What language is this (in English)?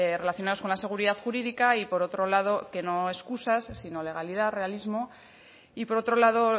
Spanish